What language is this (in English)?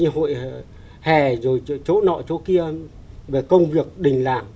Vietnamese